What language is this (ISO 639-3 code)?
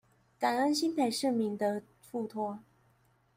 zho